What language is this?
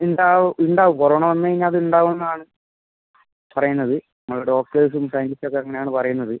Malayalam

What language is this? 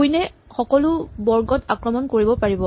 Assamese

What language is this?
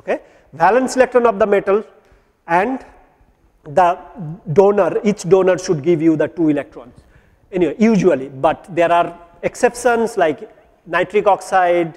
English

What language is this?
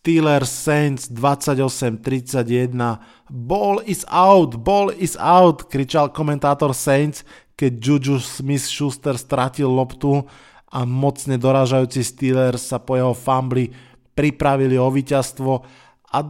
Slovak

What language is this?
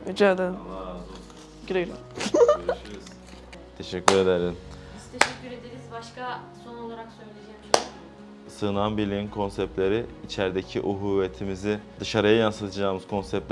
Turkish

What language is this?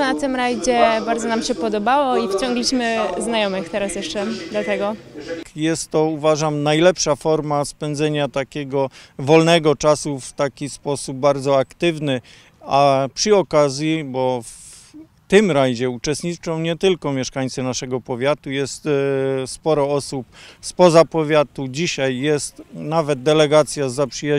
Polish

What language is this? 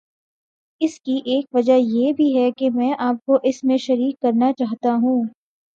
Urdu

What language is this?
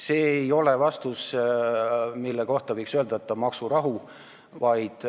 Estonian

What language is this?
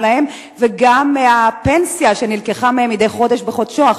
Hebrew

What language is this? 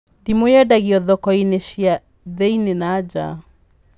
Kikuyu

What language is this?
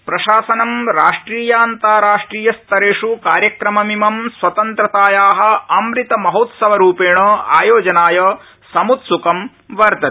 Sanskrit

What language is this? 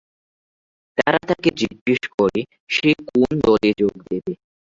Bangla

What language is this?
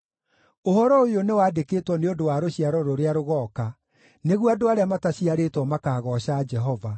Kikuyu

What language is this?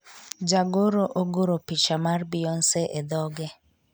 Luo (Kenya and Tanzania)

